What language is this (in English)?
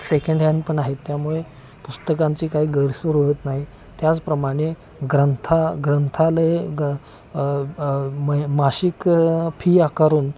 Marathi